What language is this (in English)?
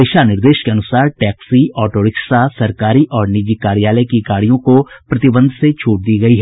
Hindi